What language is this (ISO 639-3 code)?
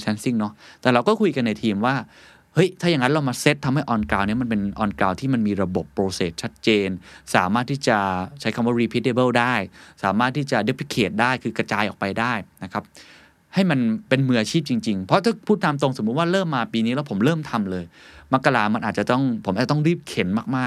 tha